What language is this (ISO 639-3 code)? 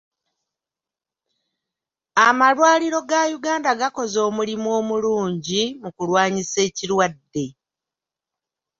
lug